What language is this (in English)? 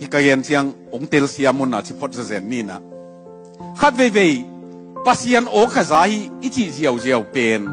Thai